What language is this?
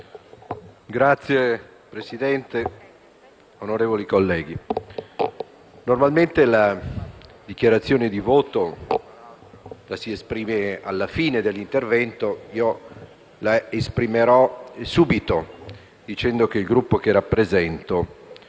Italian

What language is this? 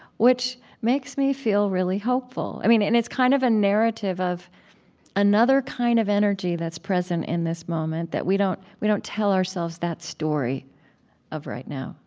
English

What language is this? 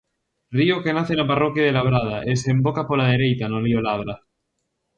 Galician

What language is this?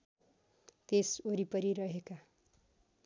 Nepali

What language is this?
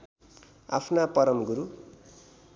Nepali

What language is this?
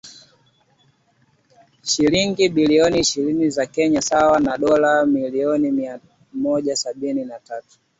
Swahili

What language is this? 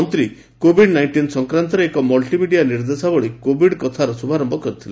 Odia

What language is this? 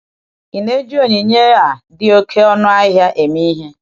Igbo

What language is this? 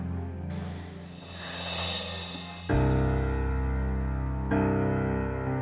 Indonesian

